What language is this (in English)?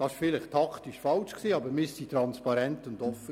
Swiss German